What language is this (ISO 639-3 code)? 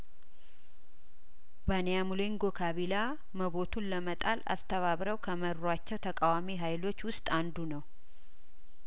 amh